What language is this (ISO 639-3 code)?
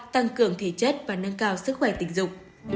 vie